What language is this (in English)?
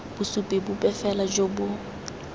Tswana